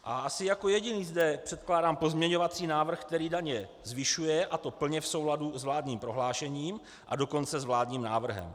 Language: Czech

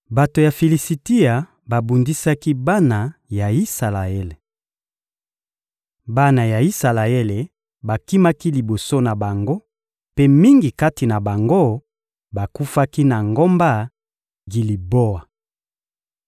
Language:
Lingala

